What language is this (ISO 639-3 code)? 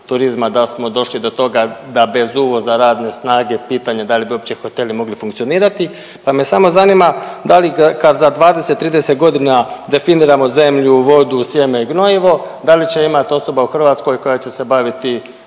hrv